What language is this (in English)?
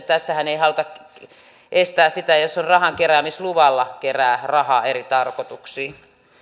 Finnish